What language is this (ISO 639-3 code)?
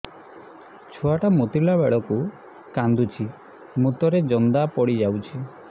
ori